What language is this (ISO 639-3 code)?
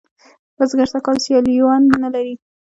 pus